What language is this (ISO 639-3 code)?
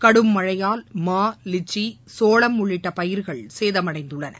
tam